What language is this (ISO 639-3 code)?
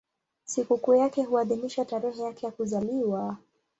swa